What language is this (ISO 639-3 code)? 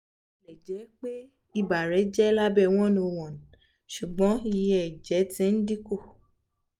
yor